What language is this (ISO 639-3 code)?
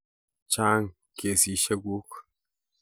kln